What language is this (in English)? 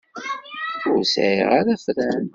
Kabyle